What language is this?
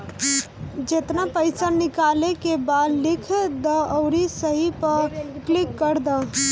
Bhojpuri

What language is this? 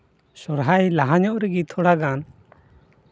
Santali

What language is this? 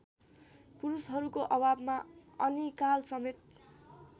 Nepali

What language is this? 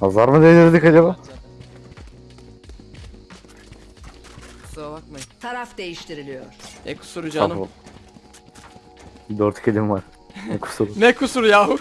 Turkish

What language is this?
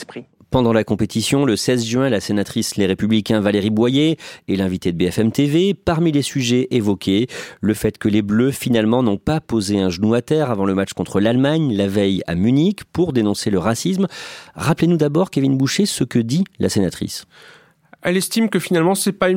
French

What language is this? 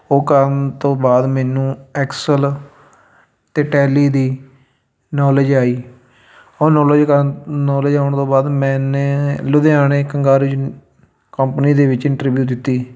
Punjabi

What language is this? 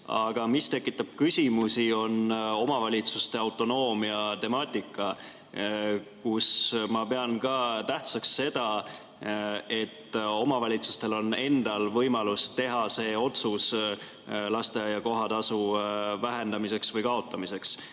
Estonian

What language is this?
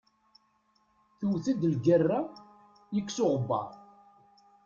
Kabyle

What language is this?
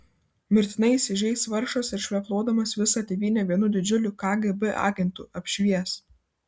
Lithuanian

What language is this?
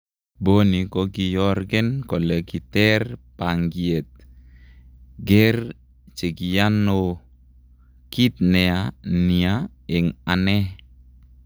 Kalenjin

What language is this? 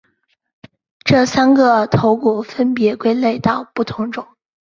Chinese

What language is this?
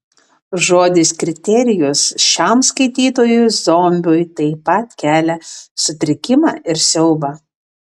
Lithuanian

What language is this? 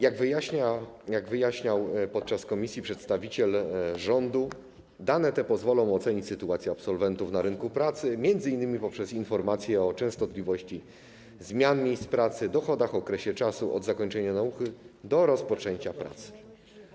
Polish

